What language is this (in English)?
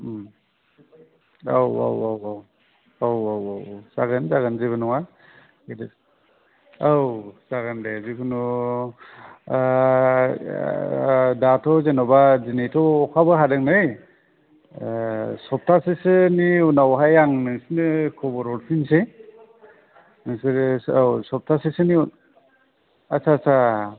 Bodo